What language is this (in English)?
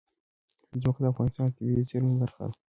Pashto